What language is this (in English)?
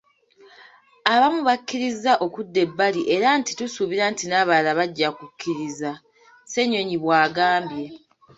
Ganda